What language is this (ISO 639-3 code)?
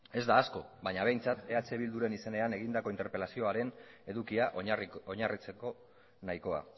eus